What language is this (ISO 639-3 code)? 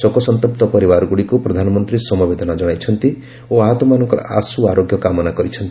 ori